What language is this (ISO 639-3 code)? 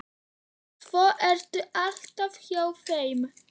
isl